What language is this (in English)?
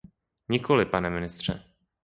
Czech